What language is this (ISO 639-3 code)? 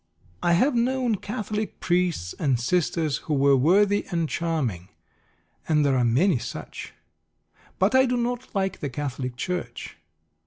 eng